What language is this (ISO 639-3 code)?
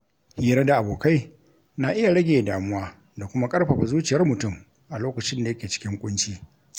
hau